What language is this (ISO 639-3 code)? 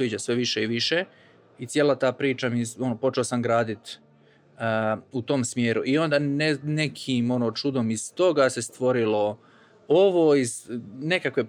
hrv